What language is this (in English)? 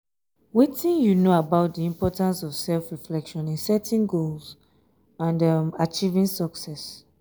Nigerian Pidgin